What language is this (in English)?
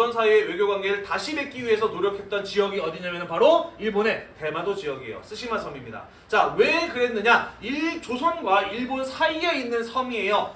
Korean